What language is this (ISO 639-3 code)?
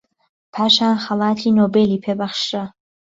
ckb